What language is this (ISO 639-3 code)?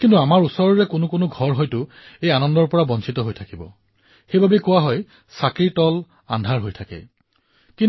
asm